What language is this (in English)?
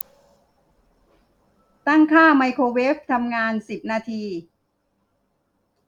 Thai